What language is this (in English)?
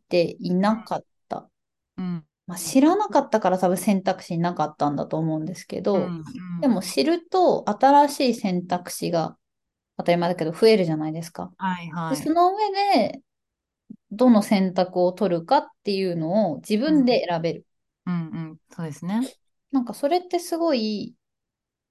Japanese